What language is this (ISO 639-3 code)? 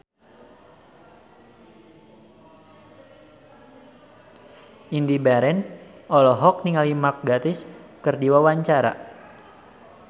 sun